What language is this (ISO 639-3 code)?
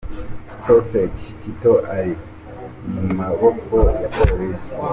kin